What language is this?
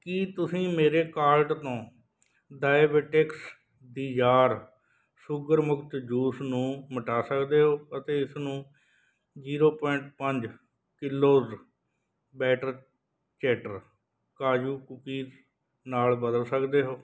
Punjabi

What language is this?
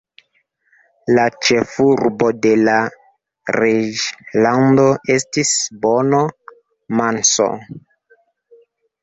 Esperanto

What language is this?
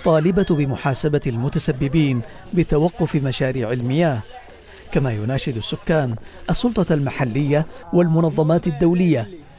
Arabic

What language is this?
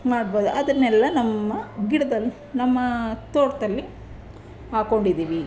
Kannada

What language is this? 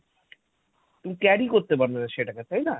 Bangla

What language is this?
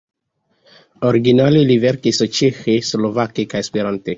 Esperanto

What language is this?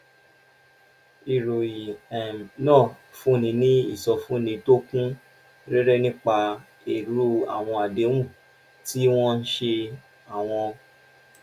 Yoruba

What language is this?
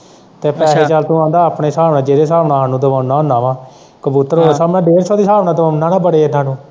Punjabi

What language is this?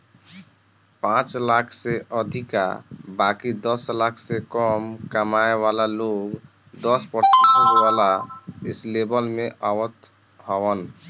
Bhojpuri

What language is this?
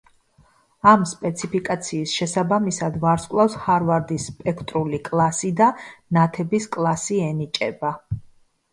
Georgian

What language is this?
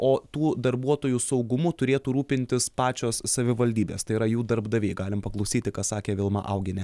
Lithuanian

